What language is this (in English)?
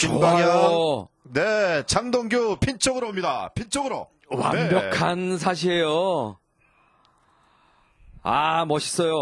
Korean